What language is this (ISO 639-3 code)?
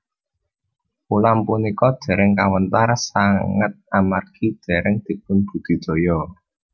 jav